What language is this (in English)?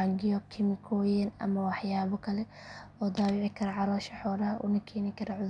Somali